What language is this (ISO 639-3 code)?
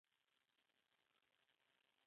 pus